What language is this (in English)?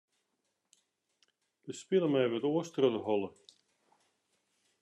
Western Frisian